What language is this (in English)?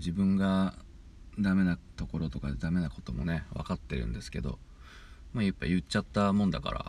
Japanese